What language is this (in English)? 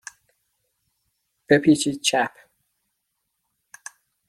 Persian